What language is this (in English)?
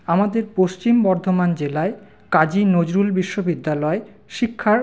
Bangla